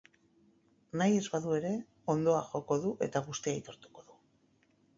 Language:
Basque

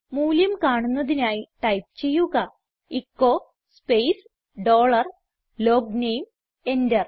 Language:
Malayalam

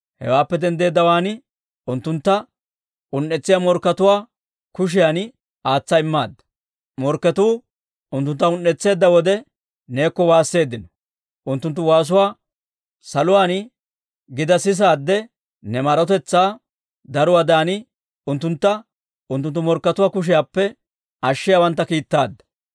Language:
Dawro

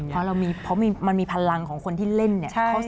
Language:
Thai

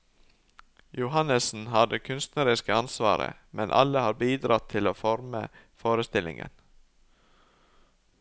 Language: Norwegian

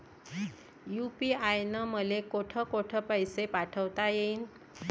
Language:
Marathi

